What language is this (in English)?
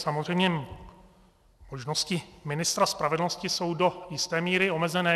Czech